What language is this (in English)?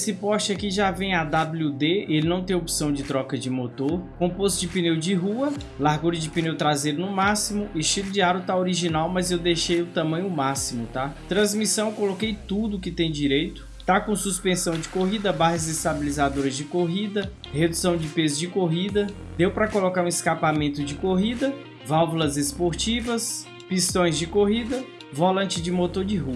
Portuguese